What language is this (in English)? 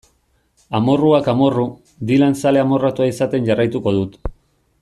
Basque